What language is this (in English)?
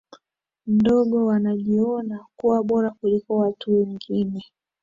Swahili